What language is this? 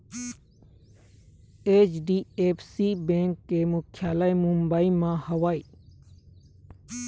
Chhattisgarhi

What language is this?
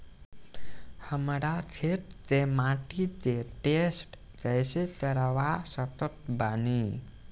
Bhojpuri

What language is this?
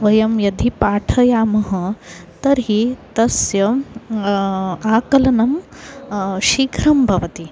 Sanskrit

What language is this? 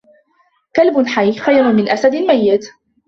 Arabic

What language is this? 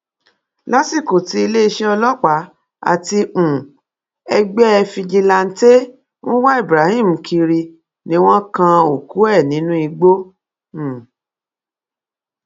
Yoruba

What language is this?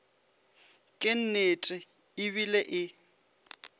Northern Sotho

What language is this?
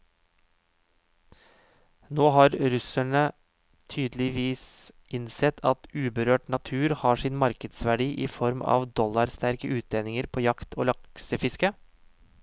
Norwegian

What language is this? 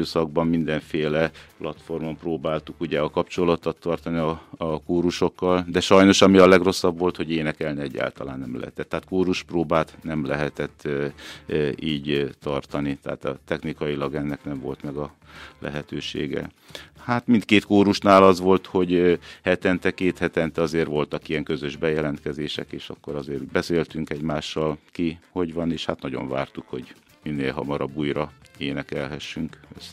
Hungarian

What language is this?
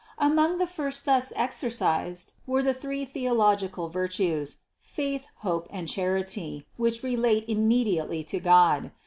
English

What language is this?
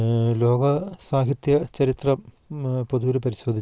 Malayalam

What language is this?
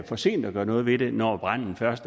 Danish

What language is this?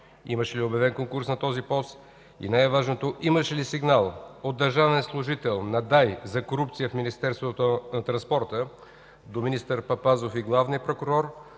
Bulgarian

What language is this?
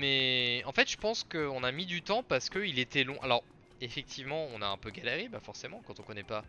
French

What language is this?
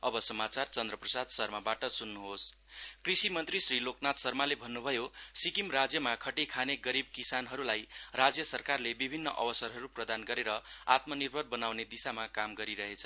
Nepali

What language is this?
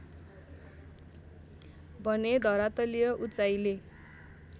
Nepali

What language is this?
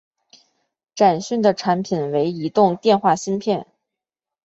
Chinese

